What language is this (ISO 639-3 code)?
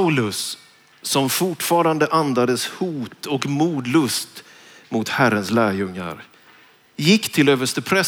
swe